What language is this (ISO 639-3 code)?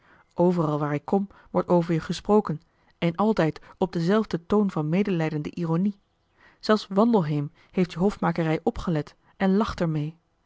nld